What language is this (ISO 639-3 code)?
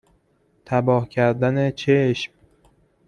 fas